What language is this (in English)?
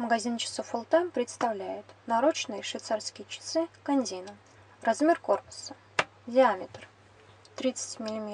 Russian